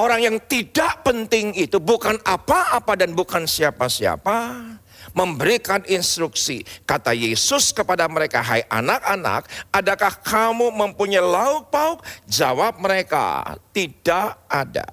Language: Indonesian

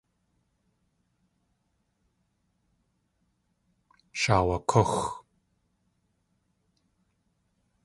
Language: Tlingit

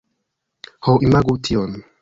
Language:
Esperanto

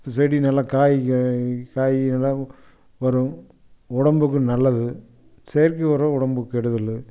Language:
Tamil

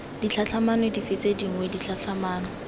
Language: Tswana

